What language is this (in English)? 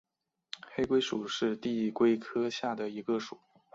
Chinese